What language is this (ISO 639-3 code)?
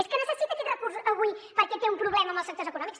cat